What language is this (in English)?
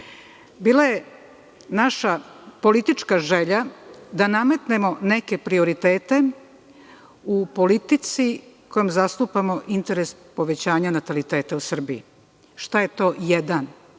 Serbian